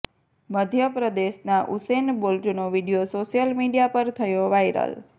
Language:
Gujarati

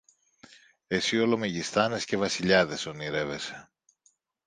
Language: Greek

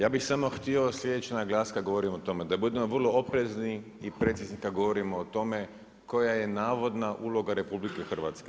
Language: Croatian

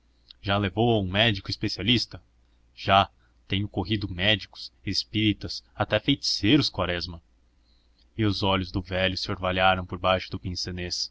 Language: Portuguese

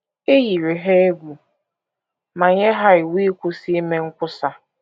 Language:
Igbo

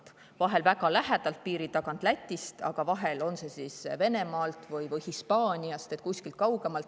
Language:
Estonian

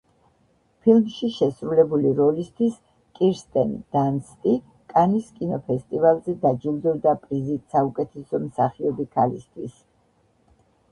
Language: Georgian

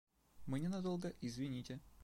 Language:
Russian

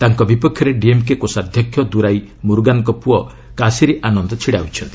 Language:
Odia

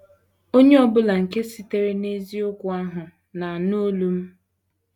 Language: Igbo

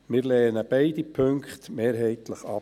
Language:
Swiss German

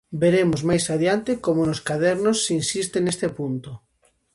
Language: Galician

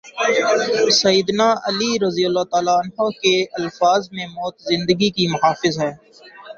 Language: Urdu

